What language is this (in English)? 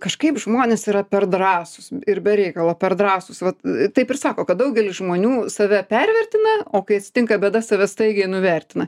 Lithuanian